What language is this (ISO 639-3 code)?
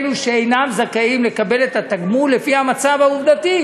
heb